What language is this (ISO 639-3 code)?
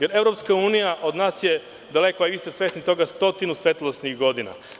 srp